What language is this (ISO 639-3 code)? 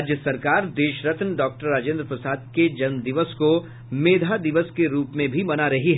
hin